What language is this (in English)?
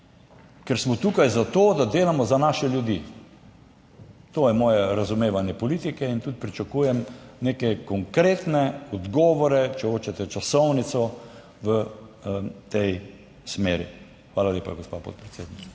Slovenian